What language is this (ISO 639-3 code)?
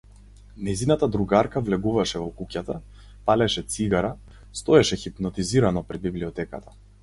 mkd